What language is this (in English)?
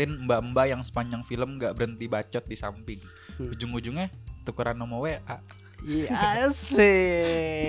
Indonesian